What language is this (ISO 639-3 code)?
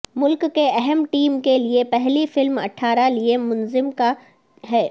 urd